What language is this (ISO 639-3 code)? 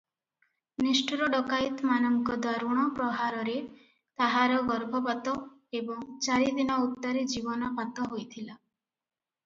ori